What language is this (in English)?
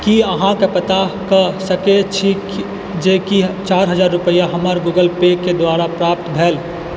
Maithili